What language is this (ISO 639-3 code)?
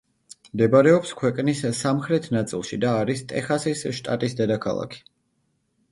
kat